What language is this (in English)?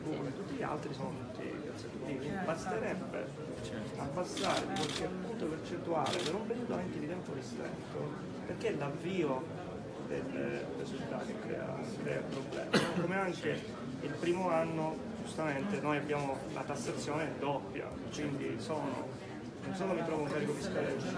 Italian